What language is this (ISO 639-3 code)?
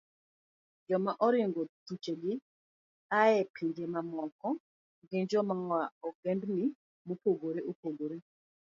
luo